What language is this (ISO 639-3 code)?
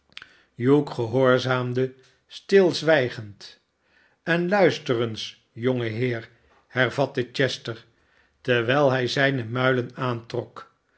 nld